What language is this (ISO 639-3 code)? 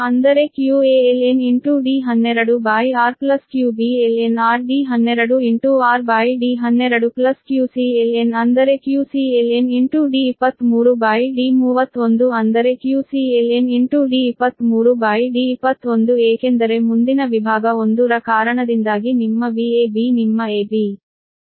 kan